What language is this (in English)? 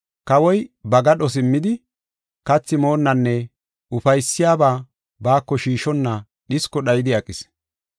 Gofa